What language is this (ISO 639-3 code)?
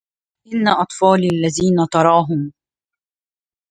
ara